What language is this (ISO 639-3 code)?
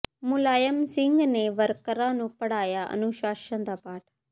pan